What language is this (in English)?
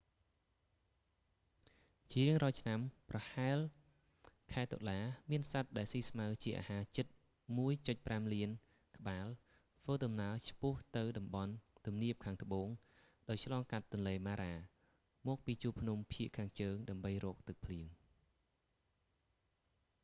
Khmer